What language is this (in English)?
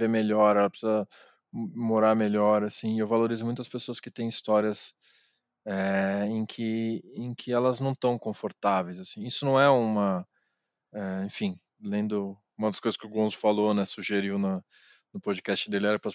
Portuguese